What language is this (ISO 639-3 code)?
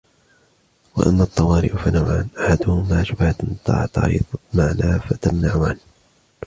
ara